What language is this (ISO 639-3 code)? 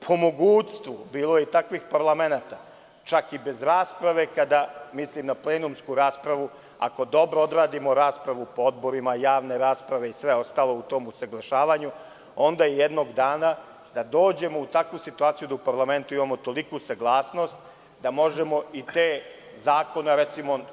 srp